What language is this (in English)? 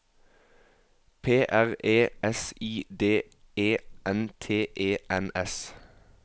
Norwegian